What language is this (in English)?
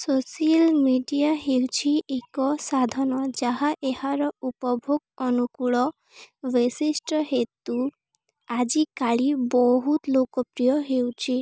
Odia